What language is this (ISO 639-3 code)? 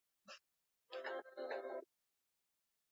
swa